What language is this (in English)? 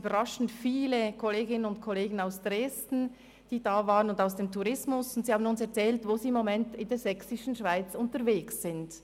Swiss German